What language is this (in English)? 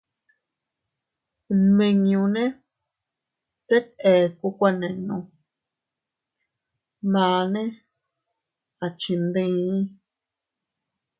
Teutila Cuicatec